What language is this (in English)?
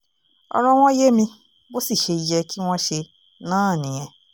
Yoruba